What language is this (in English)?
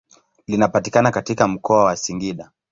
Swahili